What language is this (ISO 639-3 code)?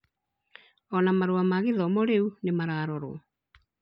kik